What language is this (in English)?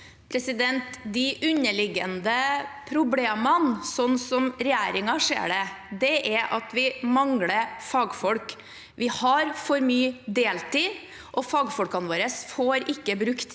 Norwegian